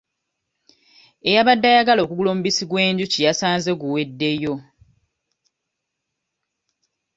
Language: Ganda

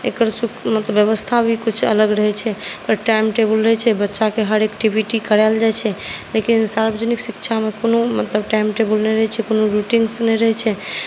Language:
Maithili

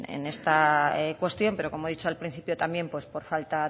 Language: Spanish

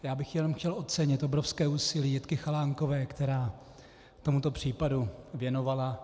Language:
Czech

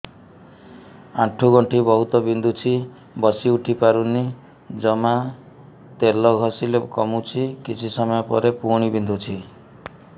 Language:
Odia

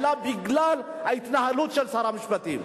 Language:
Hebrew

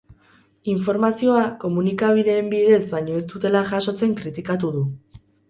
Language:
Basque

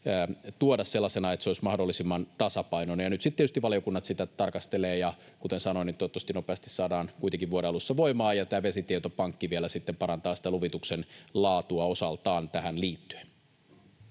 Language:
Finnish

